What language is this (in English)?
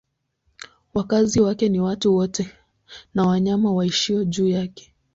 Swahili